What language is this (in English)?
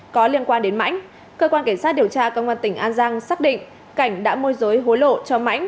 Vietnamese